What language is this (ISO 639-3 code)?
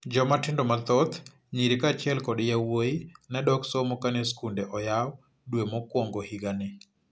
luo